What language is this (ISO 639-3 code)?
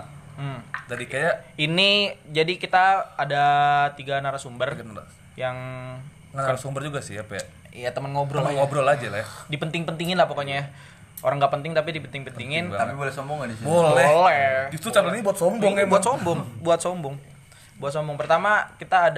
ind